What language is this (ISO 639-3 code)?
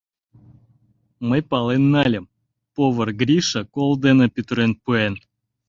chm